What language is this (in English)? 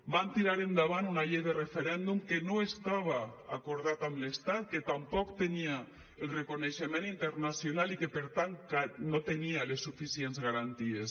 Catalan